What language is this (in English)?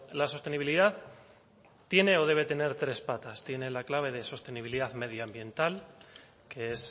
Spanish